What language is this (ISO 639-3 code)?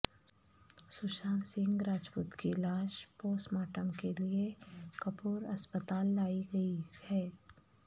urd